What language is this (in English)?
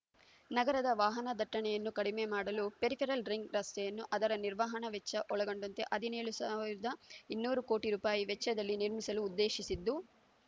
Kannada